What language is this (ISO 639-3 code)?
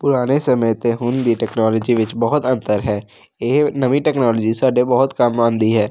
pan